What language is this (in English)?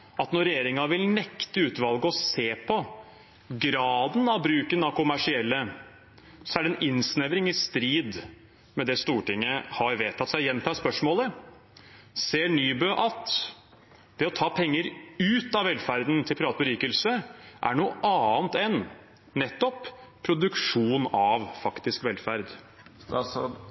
Norwegian Bokmål